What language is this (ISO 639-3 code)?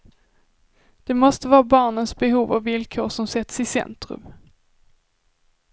swe